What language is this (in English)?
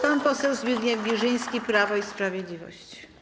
Polish